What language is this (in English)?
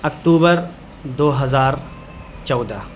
Urdu